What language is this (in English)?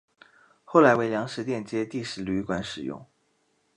Chinese